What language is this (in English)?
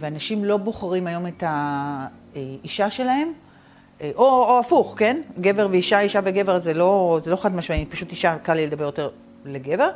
Hebrew